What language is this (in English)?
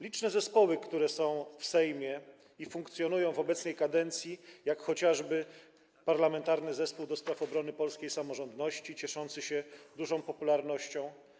Polish